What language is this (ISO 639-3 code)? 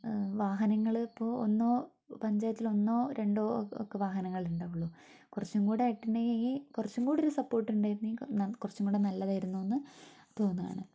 mal